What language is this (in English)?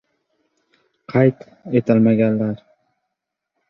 Uzbek